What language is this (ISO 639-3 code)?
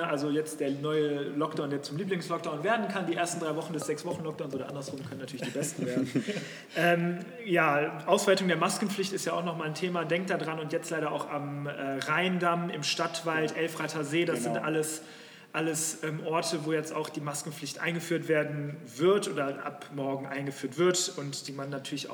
deu